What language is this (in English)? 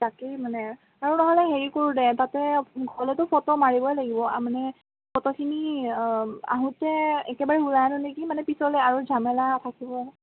Assamese